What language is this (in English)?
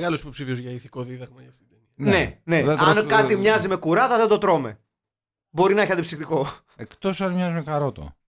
Greek